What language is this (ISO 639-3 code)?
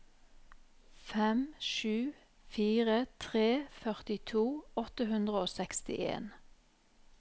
nor